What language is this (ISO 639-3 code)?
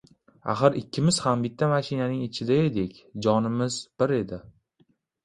uzb